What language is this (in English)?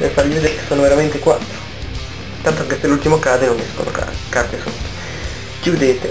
Italian